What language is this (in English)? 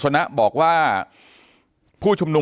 Thai